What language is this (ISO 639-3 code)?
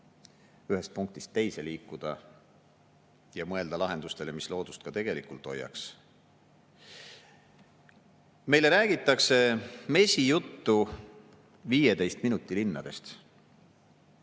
est